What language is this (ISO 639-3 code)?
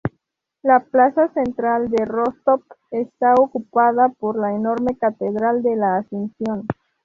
spa